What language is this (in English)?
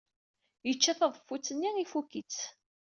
Kabyle